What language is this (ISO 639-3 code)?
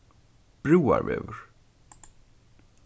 fao